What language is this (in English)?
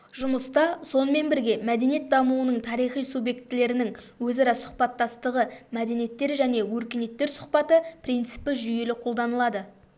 Kazakh